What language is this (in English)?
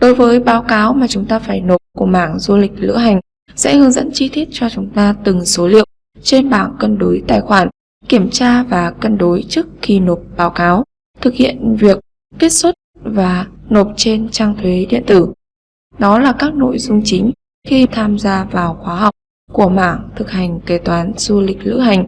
Vietnamese